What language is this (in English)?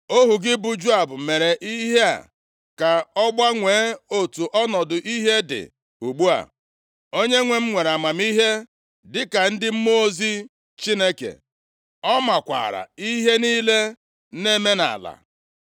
Igbo